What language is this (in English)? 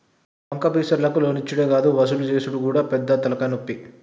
Telugu